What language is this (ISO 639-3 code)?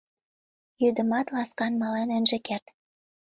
chm